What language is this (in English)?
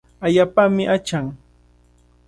Cajatambo North Lima Quechua